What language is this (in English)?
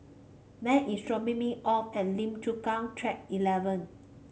English